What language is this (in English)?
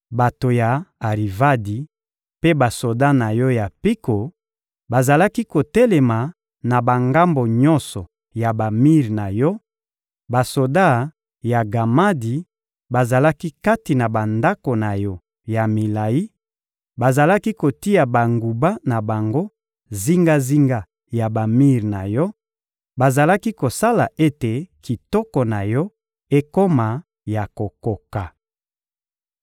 Lingala